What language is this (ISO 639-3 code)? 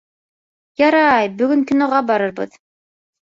bak